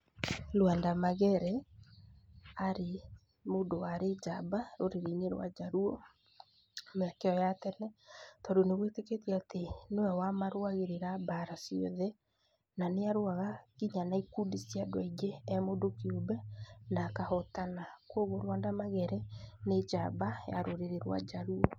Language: Kikuyu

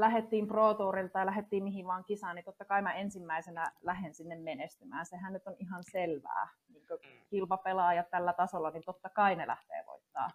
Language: Finnish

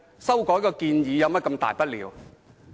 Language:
Cantonese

